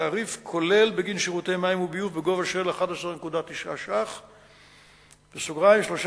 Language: Hebrew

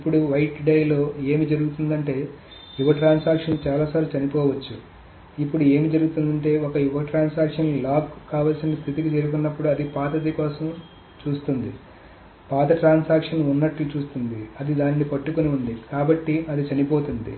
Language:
Telugu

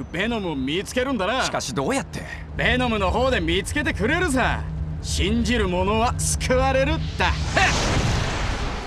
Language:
Japanese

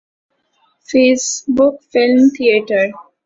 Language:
Urdu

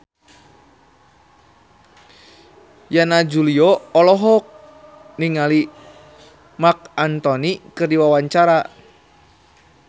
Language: Sundanese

